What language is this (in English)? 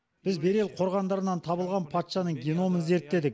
Kazakh